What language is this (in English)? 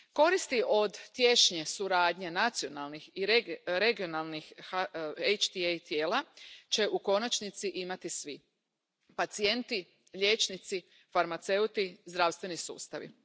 Croatian